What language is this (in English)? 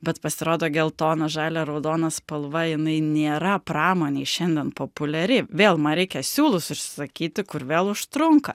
Lithuanian